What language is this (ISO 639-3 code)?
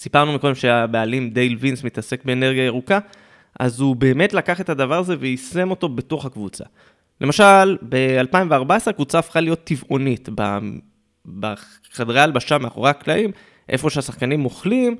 heb